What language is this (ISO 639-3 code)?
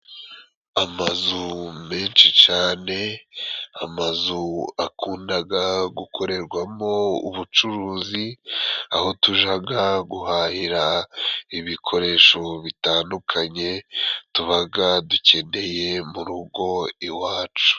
kin